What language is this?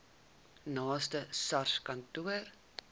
Afrikaans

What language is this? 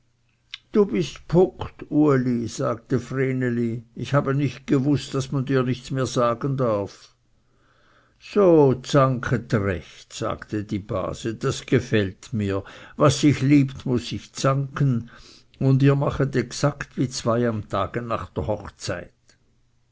German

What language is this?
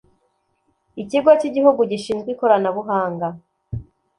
Kinyarwanda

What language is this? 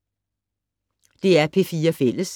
Danish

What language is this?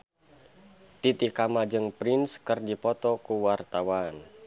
Sundanese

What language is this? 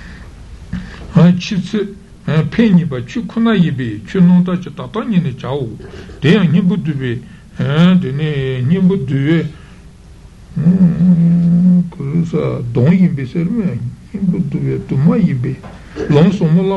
Italian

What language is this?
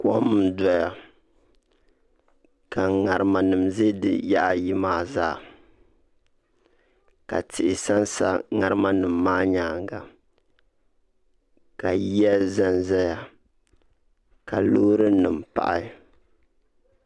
Dagbani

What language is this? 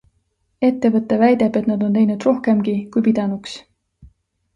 Estonian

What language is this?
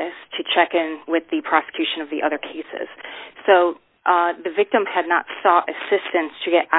English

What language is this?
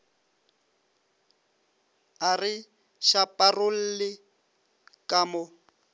Northern Sotho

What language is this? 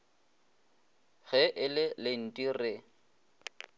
Northern Sotho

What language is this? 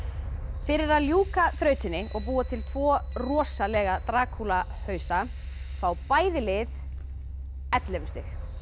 Icelandic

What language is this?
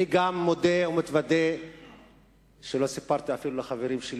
Hebrew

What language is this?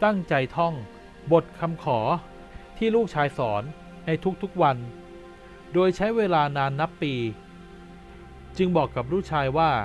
Thai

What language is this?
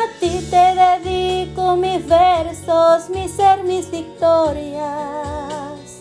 Spanish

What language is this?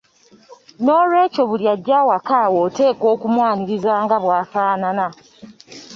Ganda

